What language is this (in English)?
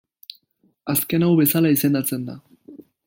Basque